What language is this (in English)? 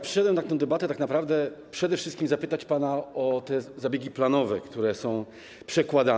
Polish